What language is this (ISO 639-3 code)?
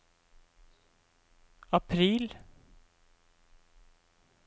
nor